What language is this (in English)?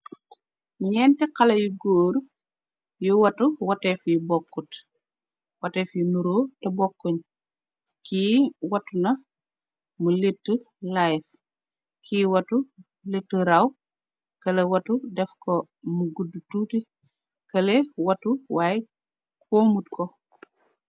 Wolof